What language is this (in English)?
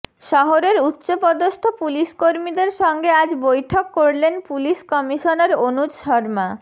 Bangla